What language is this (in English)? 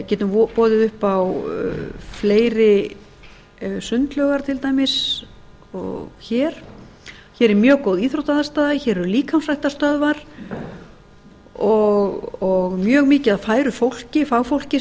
Icelandic